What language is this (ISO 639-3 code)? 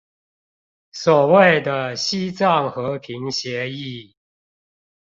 zho